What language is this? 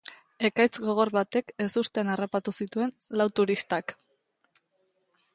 Basque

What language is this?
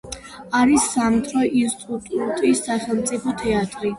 Georgian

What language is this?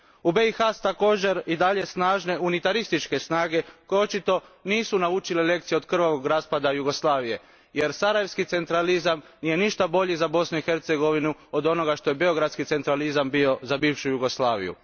Croatian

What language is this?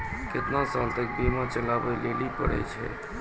Maithili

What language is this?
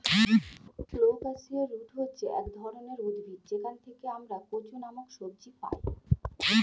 Bangla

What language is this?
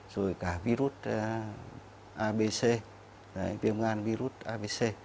Vietnamese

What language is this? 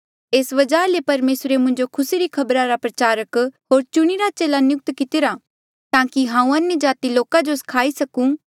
Mandeali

